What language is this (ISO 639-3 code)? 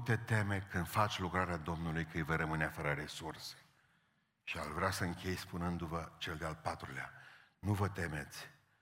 ron